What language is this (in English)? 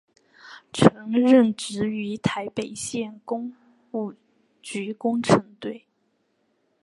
Chinese